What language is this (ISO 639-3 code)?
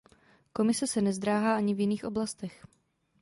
ces